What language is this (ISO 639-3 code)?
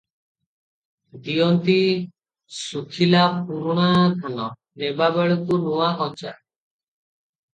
ori